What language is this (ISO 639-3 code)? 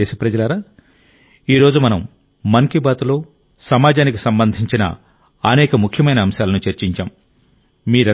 tel